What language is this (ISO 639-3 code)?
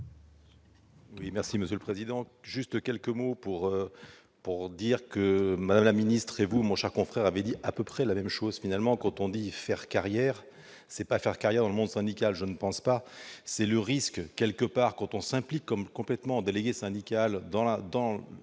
fra